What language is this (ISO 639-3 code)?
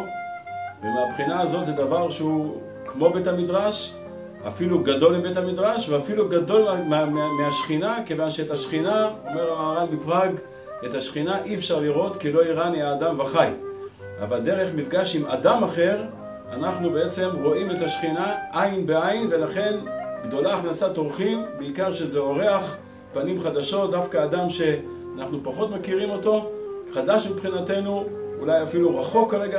heb